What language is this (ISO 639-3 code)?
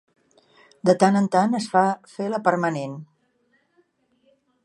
cat